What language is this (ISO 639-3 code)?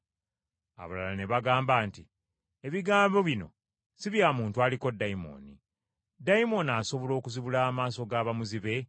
lug